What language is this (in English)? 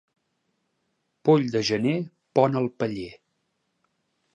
Catalan